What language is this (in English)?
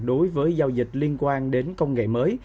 Vietnamese